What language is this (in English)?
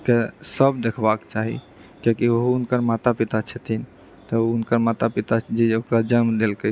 Maithili